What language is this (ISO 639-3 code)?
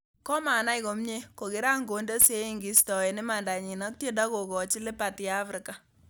kln